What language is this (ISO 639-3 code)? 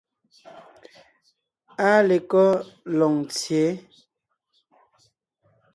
nnh